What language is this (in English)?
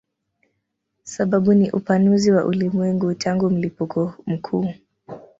Swahili